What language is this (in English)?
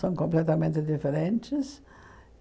Portuguese